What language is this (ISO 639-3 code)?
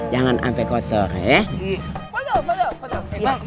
ind